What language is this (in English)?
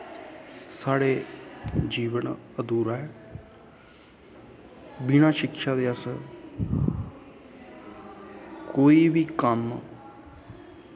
Dogri